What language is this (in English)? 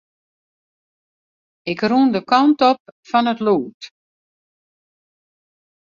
Western Frisian